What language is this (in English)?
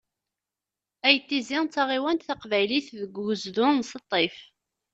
Kabyle